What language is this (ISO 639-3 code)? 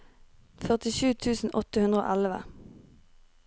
nor